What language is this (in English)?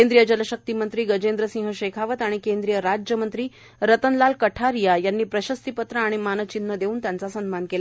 Marathi